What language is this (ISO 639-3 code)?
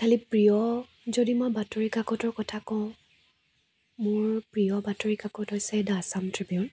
asm